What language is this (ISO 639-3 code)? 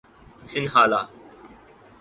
urd